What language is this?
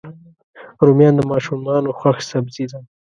Pashto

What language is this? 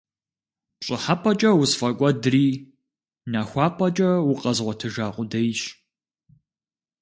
Kabardian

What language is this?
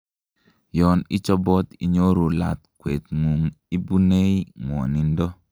Kalenjin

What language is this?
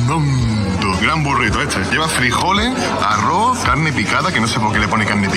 Spanish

